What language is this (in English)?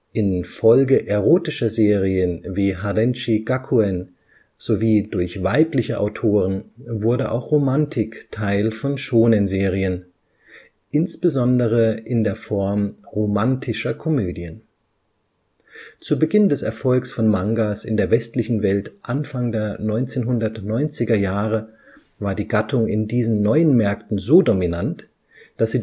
German